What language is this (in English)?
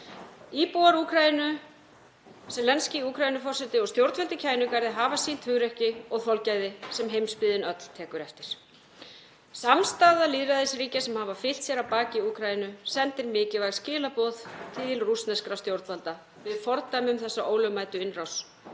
Icelandic